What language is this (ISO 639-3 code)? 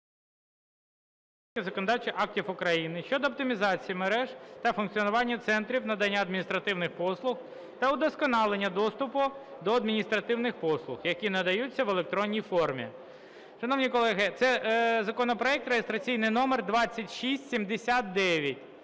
ukr